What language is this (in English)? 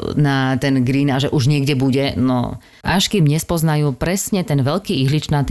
Slovak